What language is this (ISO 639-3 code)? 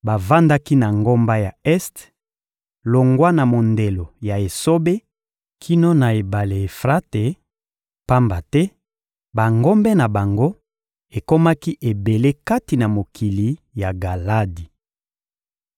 lin